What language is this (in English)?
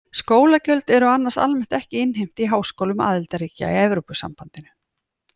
Icelandic